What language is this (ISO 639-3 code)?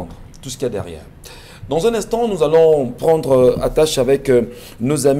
fra